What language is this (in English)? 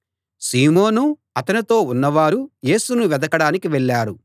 Telugu